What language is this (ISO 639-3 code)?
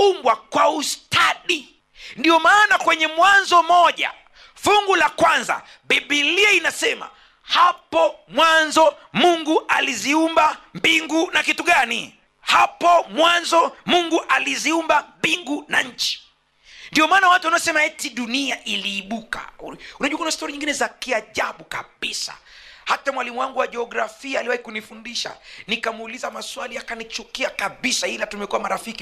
swa